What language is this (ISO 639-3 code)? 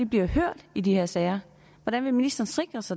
dan